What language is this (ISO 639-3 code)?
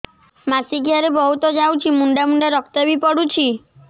ori